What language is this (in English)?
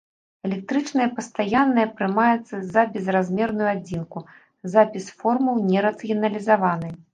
Belarusian